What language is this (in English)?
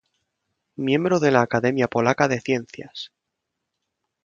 Spanish